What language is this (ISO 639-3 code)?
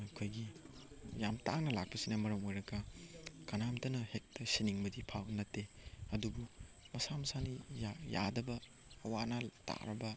mni